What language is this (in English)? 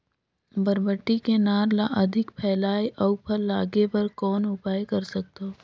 Chhattisgarhi